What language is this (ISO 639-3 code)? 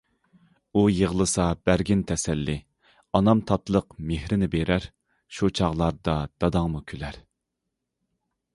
uig